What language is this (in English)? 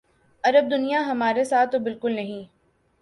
Urdu